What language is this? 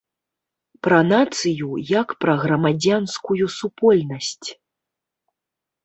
Belarusian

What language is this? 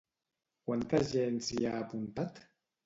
Catalan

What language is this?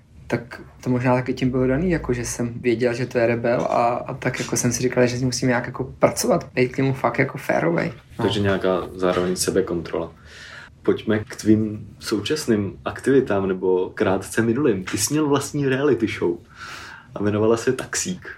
Czech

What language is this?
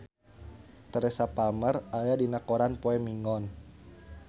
Sundanese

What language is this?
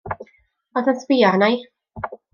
Welsh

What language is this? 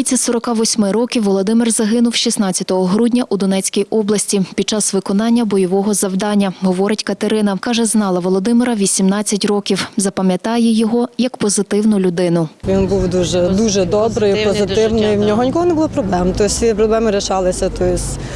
Ukrainian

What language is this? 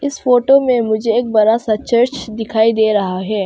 Hindi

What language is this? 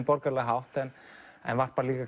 Icelandic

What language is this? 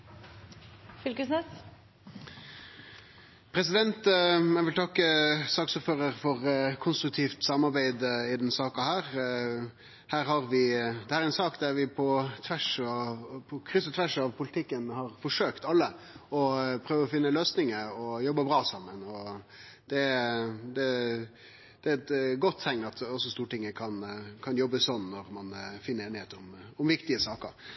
Norwegian Nynorsk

